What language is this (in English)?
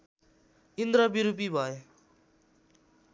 Nepali